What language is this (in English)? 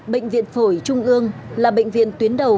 Vietnamese